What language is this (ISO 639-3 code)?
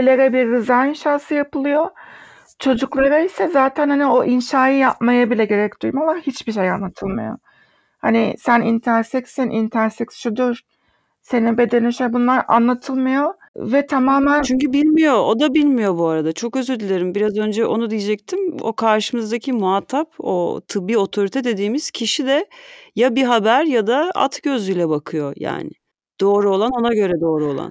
tur